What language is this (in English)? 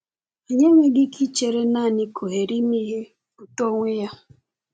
Igbo